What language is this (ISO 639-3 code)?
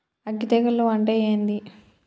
tel